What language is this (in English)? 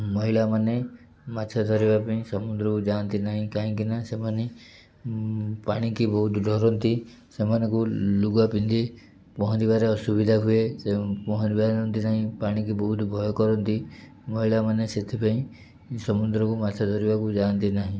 Odia